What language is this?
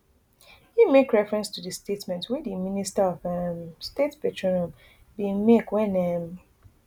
Nigerian Pidgin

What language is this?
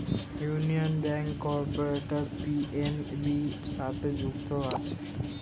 Bangla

